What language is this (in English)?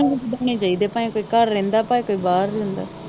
Punjabi